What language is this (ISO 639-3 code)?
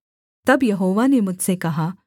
hin